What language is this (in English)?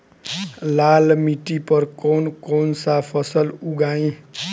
Bhojpuri